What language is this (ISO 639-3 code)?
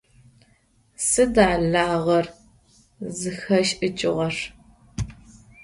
ady